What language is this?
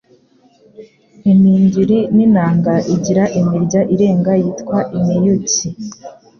Kinyarwanda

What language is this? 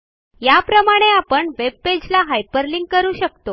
Marathi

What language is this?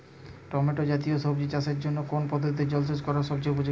Bangla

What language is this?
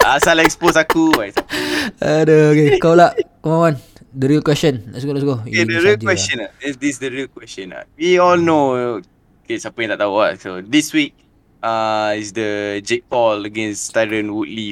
Malay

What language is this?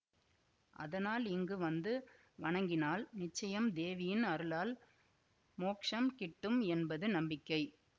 Tamil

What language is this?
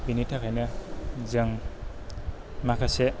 Bodo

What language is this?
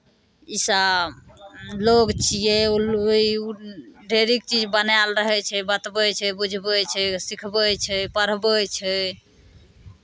Maithili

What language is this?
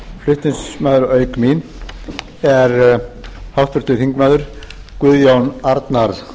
Icelandic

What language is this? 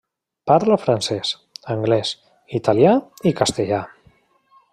Catalan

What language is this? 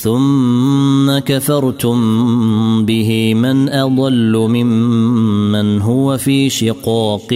Arabic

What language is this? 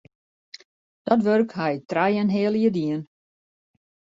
Western Frisian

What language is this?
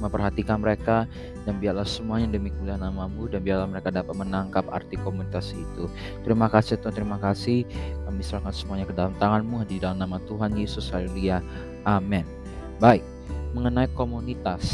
Indonesian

